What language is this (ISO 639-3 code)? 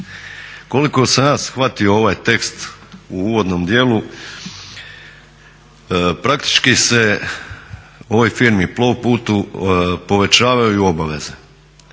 hrv